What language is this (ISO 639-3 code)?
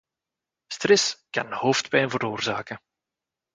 nld